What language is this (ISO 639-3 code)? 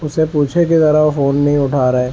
urd